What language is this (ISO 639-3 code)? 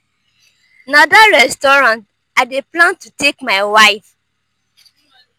pcm